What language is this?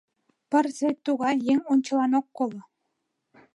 Mari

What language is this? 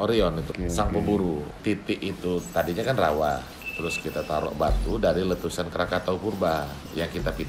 Indonesian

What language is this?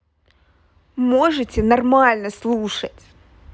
Russian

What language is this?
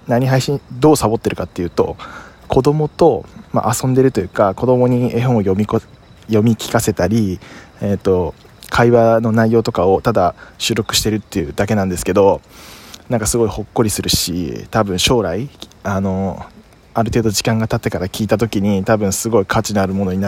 Japanese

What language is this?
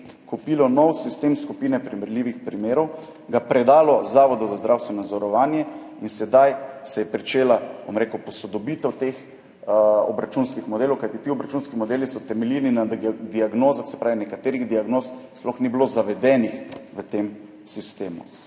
Slovenian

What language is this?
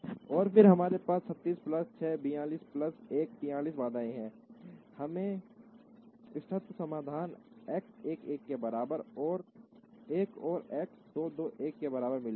Hindi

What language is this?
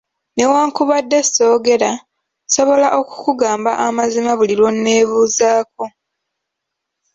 Ganda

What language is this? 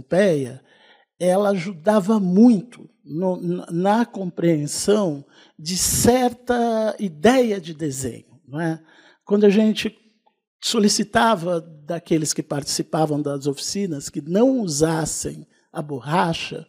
Portuguese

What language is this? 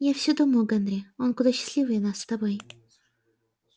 Russian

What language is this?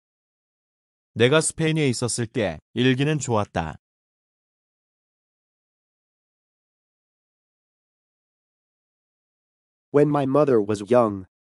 Korean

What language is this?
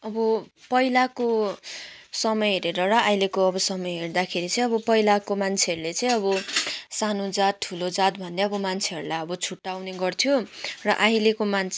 Nepali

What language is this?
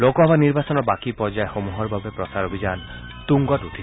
Assamese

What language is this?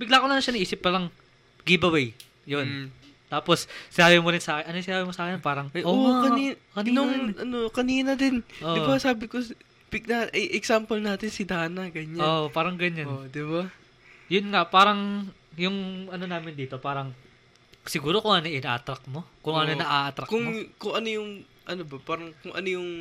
Filipino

